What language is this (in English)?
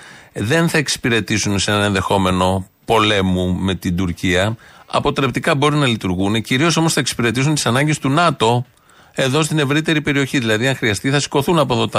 Greek